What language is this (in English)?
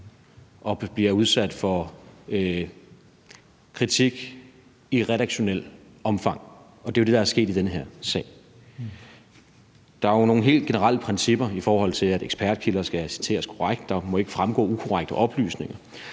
Danish